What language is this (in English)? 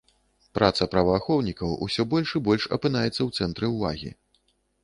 Belarusian